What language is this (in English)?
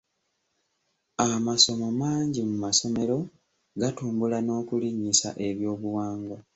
Ganda